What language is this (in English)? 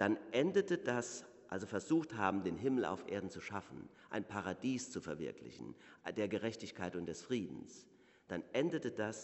German